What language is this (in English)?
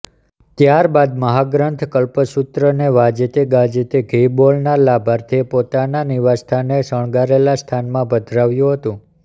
Gujarati